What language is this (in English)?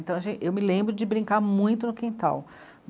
Portuguese